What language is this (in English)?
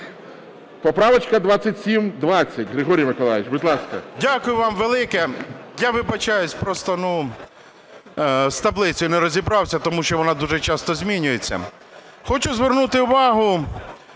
Ukrainian